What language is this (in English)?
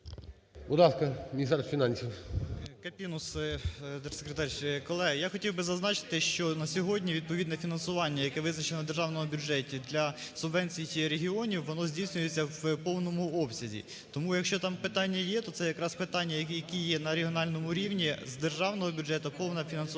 Ukrainian